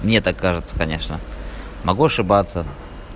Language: Russian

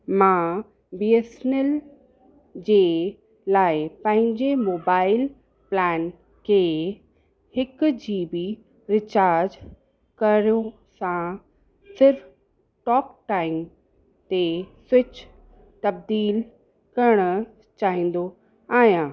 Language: Sindhi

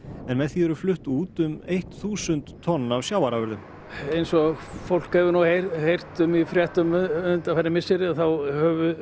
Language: Icelandic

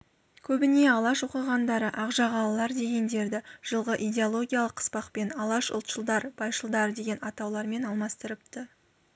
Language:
Kazakh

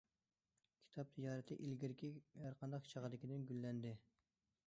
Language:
Uyghur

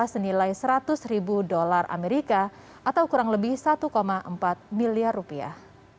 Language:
Indonesian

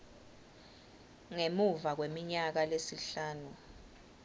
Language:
Swati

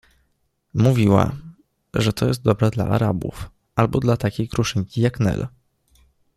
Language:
Polish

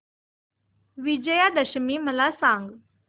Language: Marathi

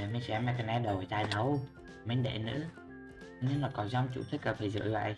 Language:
Vietnamese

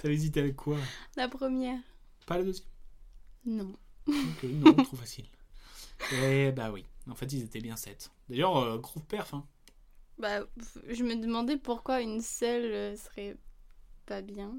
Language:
French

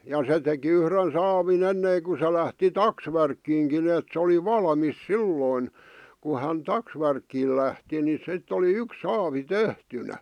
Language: Finnish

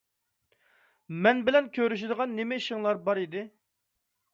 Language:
Uyghur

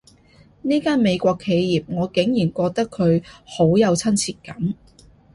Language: Cantonese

